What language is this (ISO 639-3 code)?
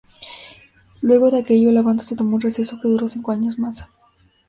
spa